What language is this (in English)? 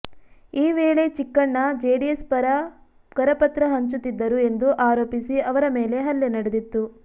Kannada